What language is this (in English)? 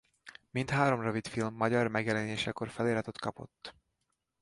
Hungarian